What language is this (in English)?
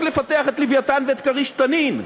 Hebrew